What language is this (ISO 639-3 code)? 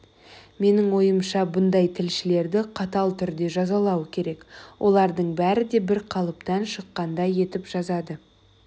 kaz